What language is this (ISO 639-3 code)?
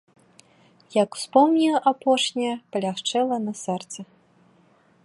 bel